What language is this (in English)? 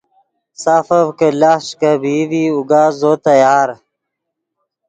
Yidgha